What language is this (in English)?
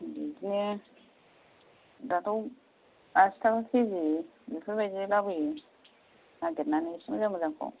Bodo